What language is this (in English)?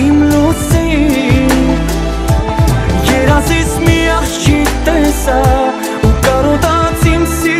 Romanian